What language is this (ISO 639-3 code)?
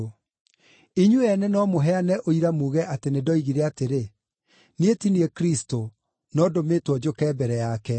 kik